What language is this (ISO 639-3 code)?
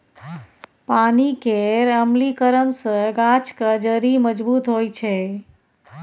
mai